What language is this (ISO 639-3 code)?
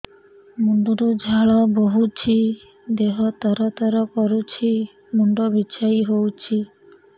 ori